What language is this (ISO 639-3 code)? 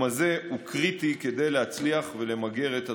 heb